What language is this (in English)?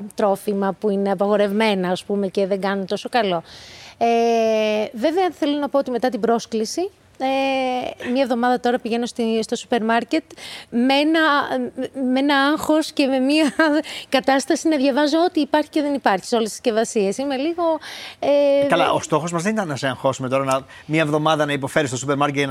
Greek